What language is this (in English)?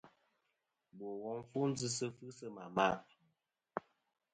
Kom